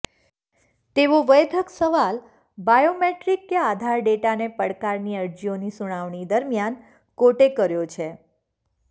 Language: Gujarati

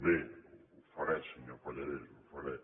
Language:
Catalan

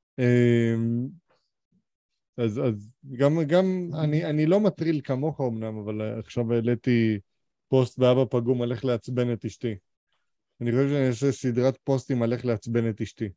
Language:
Hebrew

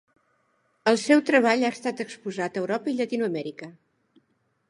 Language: Catalan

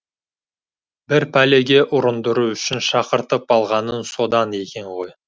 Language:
Kazakh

